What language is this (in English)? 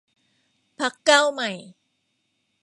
Thai